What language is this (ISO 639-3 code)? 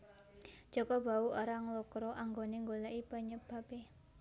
jav